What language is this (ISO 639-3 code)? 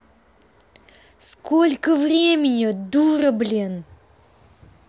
rus